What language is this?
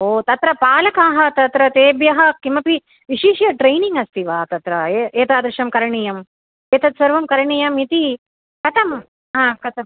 Sanskrit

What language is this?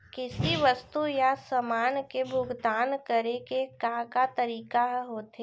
Chhattisgarhi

